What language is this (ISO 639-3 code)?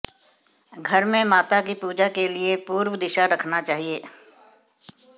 hin